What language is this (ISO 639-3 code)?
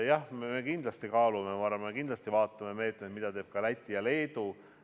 est